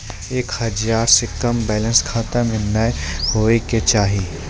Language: Maithili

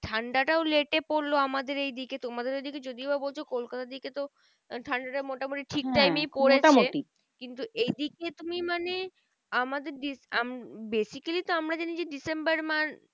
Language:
Bangla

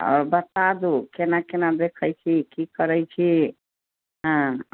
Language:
Maithili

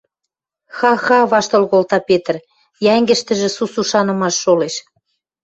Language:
Western Mari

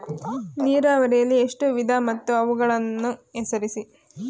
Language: Kannada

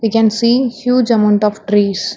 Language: English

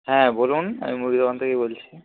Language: Bangla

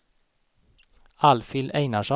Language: Swedish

